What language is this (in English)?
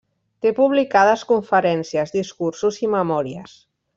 Catalan